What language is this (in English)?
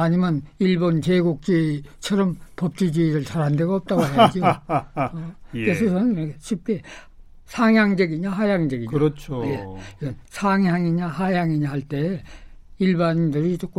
Korean